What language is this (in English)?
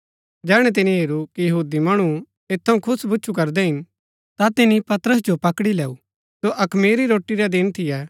Gaddi